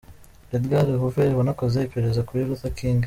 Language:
Kinyarwanda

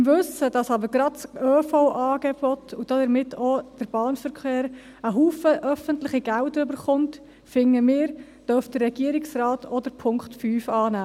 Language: Swiss German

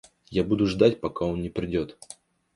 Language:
Russian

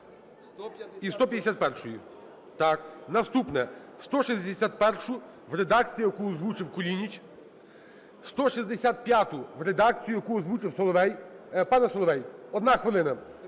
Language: Ukrainian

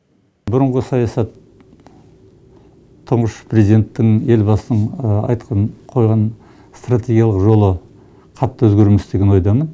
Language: Kazakh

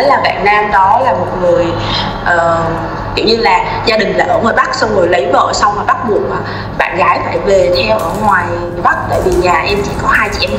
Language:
Vietnamese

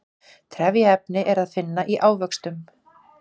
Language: Icelandic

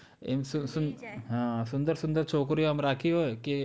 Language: Gujarati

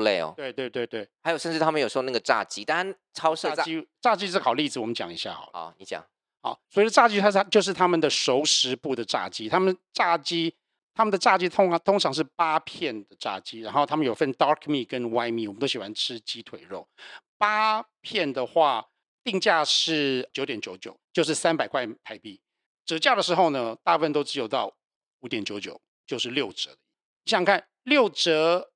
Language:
Chinese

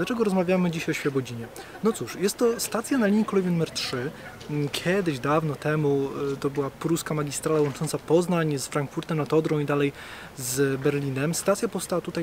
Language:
Polish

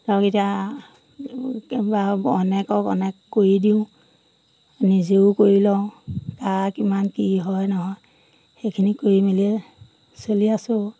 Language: Assamese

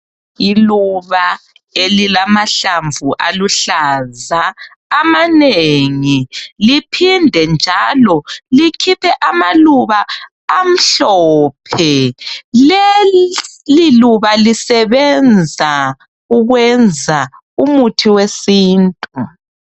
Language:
North Ndebele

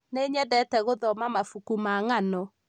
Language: Kikuyu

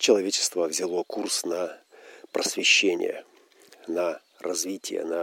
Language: Russian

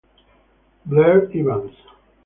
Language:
Italian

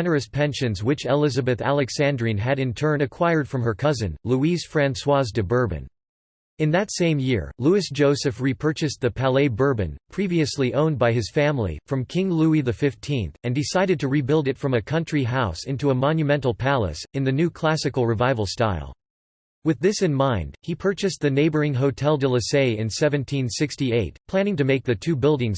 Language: English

